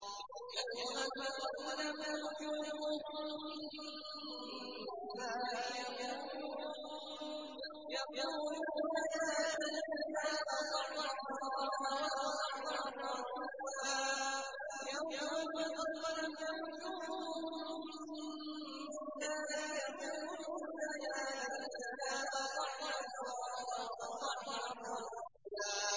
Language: Arabic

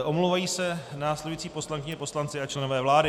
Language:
Czech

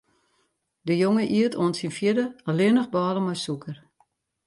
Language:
Western Frisian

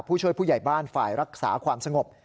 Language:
Thai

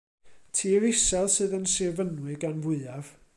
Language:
Welsh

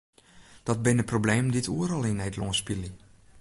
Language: Western Frisian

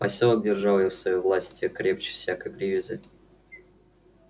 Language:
Russian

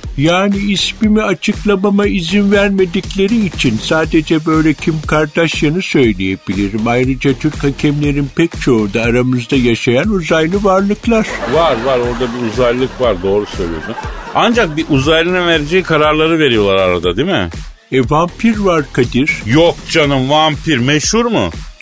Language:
Turkish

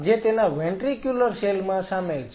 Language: Gujarati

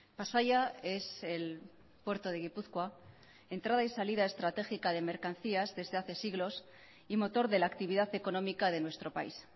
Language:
Spanish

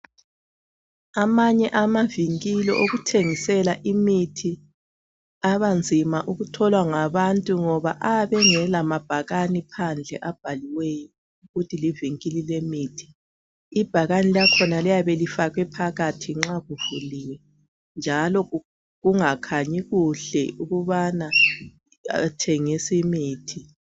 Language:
North Ndebele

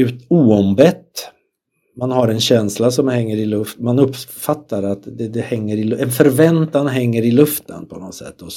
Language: Swedish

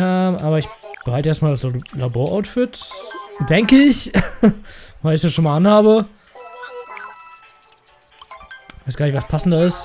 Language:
German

